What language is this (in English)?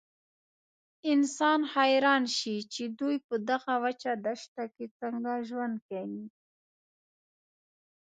Pashto